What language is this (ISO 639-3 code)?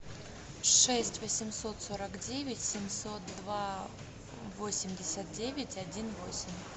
rus